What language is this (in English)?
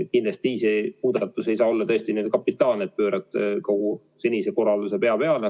Estonian